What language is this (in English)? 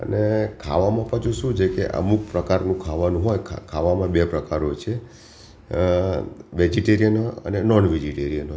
Gujarati